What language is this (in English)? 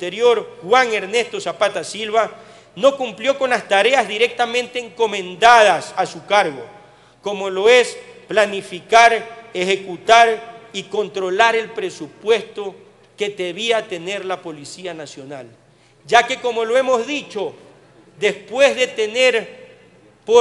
Spanish